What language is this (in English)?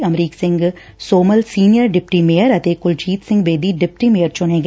Punjabi